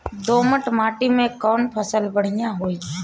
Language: Bhojpuri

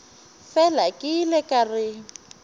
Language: Northern Sotho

